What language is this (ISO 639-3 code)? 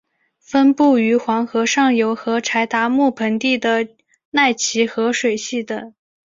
zho